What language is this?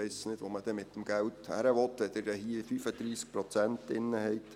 Swiss German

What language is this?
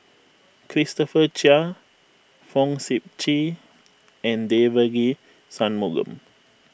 English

